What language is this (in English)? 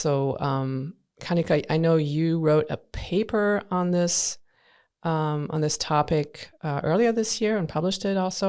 English